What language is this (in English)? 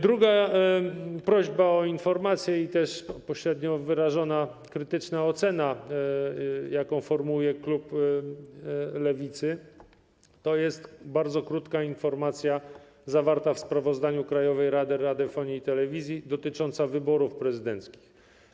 Polish